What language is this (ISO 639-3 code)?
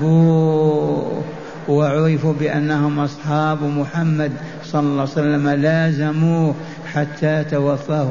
ara